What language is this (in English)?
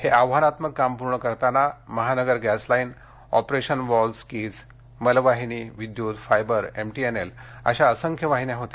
Marathi